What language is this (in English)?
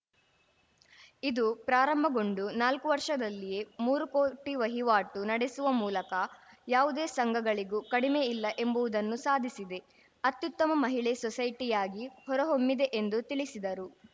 Kannada